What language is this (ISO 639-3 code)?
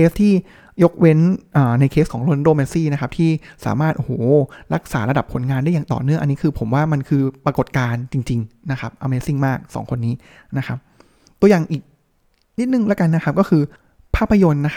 tha